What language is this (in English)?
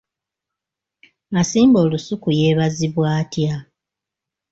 Ganda